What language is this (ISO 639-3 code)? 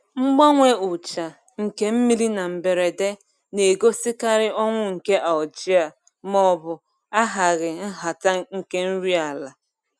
ibo